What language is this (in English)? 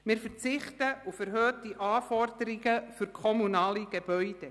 Swiss German